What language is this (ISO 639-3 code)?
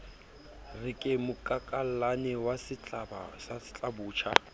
sot